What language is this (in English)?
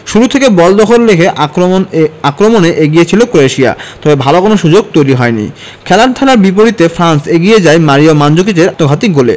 Bangla